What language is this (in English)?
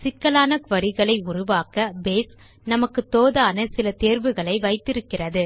Tamil